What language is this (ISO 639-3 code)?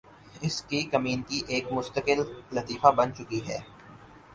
urd